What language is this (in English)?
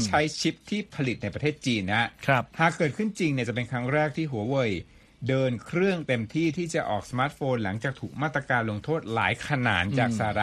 Thai